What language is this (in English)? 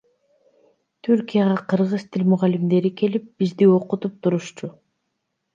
Kyrgyz